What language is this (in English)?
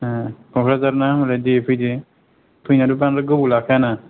Bodo